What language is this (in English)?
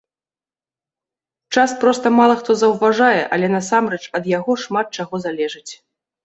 Belarusian